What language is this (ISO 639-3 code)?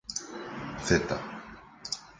glg